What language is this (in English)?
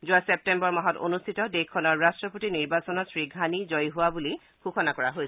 Assamese